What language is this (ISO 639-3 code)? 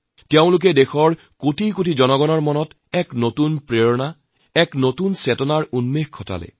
asm